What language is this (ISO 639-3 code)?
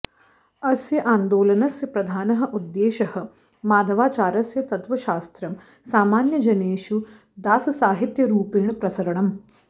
san